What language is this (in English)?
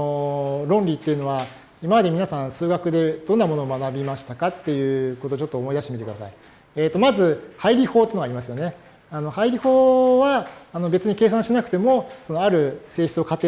Japanese